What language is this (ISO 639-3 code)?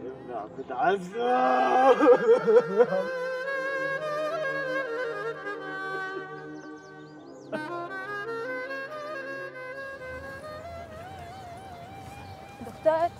ara